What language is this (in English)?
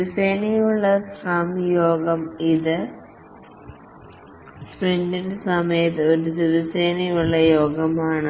Malayalam